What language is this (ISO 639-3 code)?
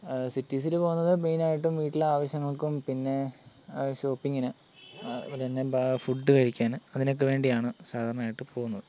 mal